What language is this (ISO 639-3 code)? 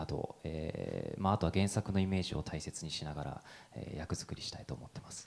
jpn